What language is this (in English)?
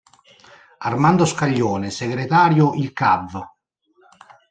Italian